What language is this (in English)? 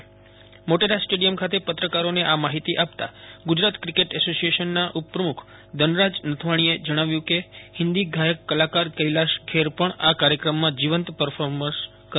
Gujarati